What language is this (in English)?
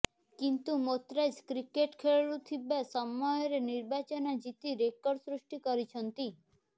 Odia